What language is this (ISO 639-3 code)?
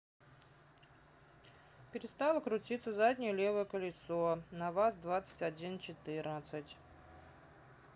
rus